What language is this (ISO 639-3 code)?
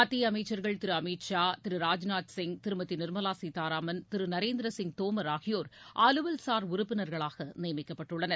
tam